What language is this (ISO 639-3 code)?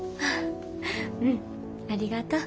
jpn